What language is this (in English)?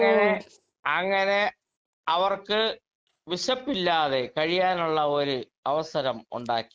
Malayalam